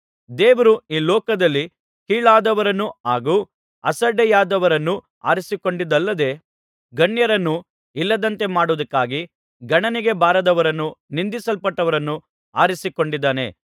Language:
Kannada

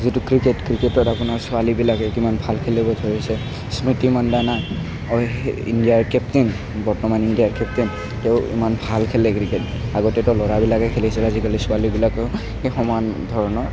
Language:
Assamese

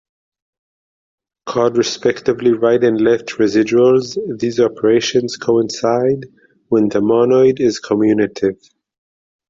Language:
English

